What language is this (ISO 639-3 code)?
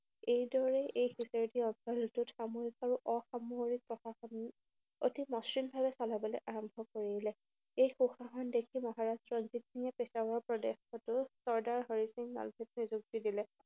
asm